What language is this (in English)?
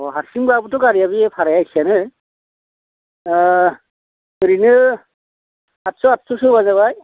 Bodo